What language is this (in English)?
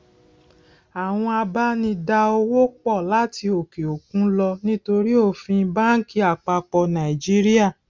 Yoruba